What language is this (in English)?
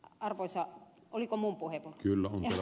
Finnish